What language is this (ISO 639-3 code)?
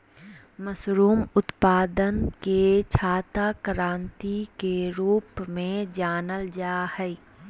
mag